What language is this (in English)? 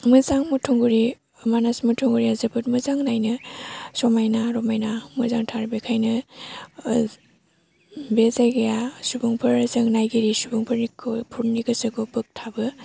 Bodo